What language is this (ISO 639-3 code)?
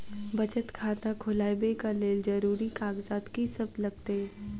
mai